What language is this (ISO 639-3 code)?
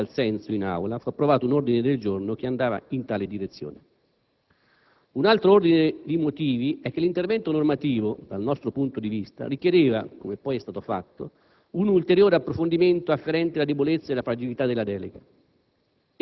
ita